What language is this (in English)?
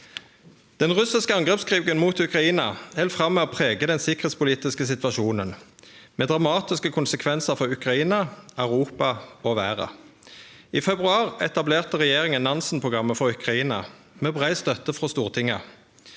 Norwegian